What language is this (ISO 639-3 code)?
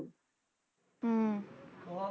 pan